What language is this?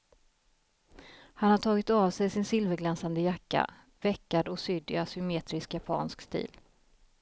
Swedish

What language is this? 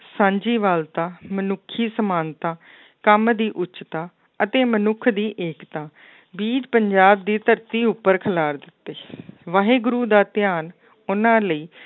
Punjabi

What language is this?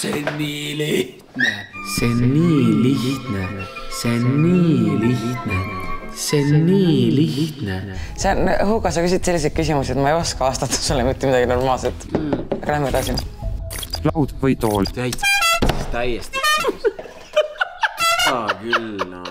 Finnish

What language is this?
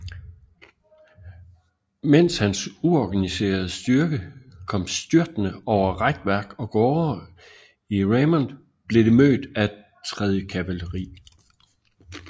Danish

